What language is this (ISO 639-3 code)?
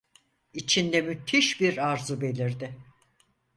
tur